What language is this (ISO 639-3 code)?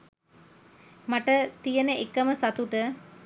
sin